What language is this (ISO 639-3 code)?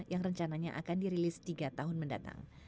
ind